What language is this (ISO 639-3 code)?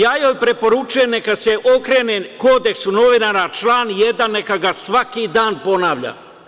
srp